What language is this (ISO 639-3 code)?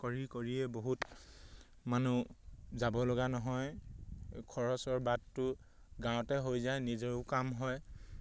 asm